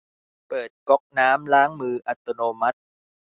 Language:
Thai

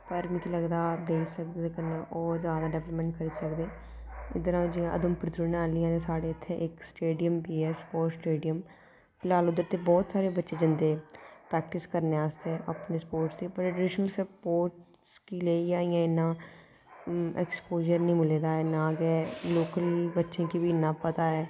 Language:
Dogri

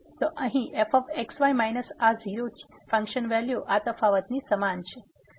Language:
Gujarati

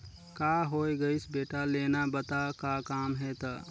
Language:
Chhattisgarhi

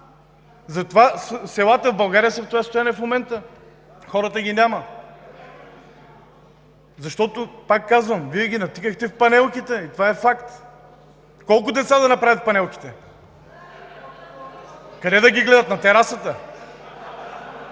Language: Bulgarian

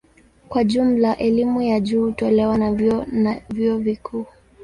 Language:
Swahili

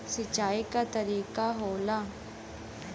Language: Bhojpuri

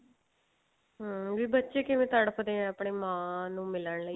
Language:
Punjabi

